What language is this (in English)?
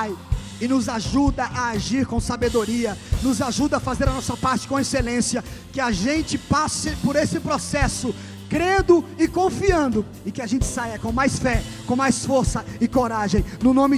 Portuguese